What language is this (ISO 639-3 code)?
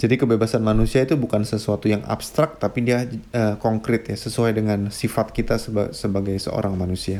ind